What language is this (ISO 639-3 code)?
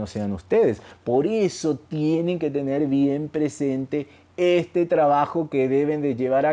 spa